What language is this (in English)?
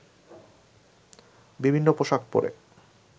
Bangla